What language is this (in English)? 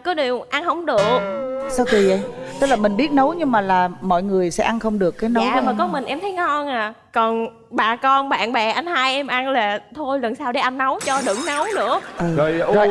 Vietnamese